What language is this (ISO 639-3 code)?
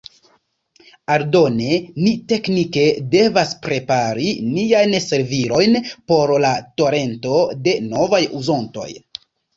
epo